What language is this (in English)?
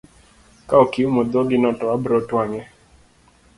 Luo (Kenya and Tanzania)